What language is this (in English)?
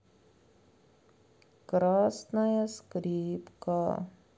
Russian